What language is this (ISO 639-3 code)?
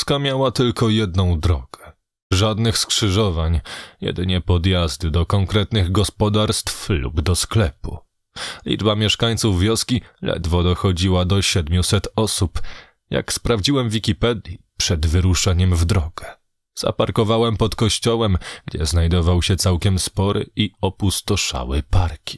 pol